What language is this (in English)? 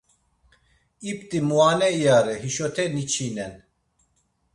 Laz